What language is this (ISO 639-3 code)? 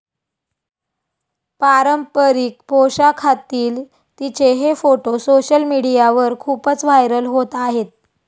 mar